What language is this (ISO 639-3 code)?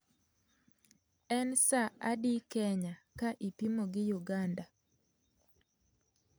luo